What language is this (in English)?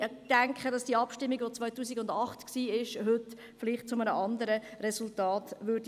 Swiss German